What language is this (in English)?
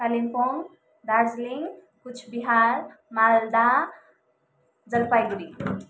Nepali